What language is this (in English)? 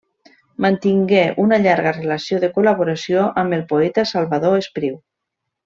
Catalan